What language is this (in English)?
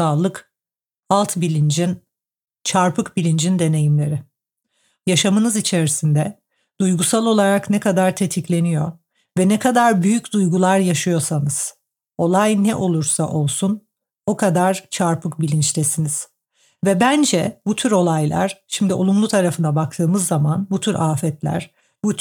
Turkish